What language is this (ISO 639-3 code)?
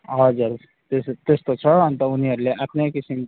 nep